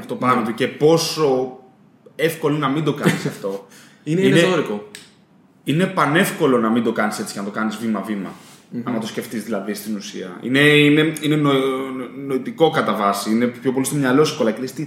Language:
Greek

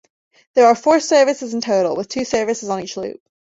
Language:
English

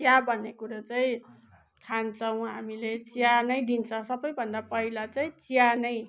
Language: Nepali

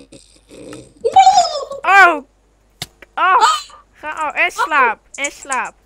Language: Dutch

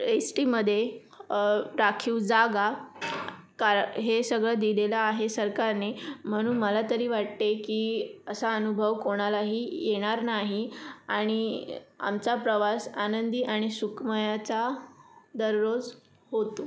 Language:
Marathi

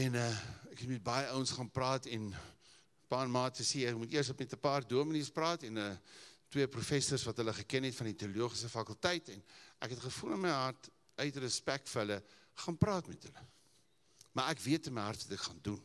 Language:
English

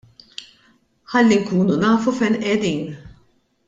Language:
Maltese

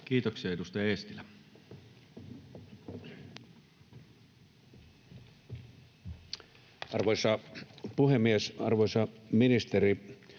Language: Finnish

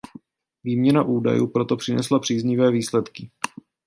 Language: Czech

